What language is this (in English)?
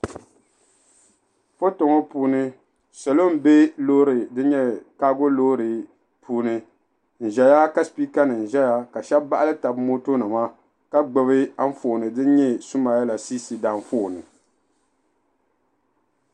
Dagbani